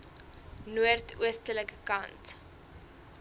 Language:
Afrikaans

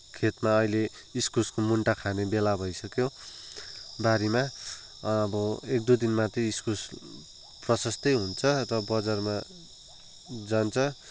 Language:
Nepali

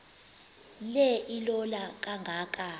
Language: Xhosa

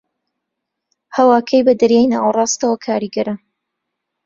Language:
Central Kurdish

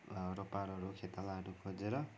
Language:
Nepali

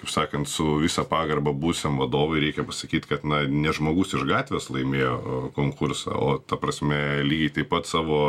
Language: Lithuanian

